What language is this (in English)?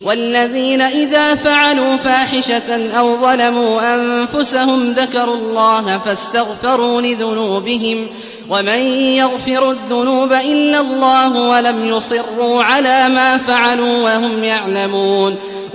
Arabic